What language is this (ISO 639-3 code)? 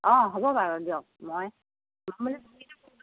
asm